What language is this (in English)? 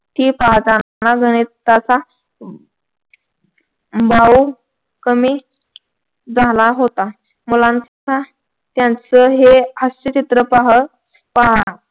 Marathi